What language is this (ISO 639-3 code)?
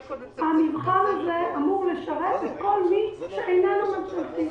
heb